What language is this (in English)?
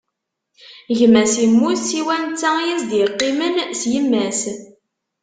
Kabyle